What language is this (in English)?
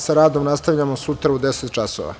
Serbian